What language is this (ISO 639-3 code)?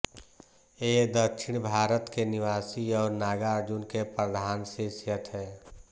hin